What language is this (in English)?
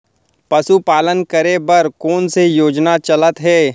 Chhattisgarhi